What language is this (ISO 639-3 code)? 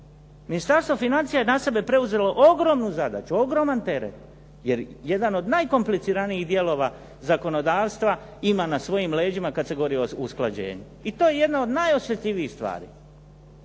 hrv